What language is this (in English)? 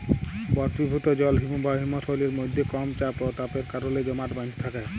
Bangla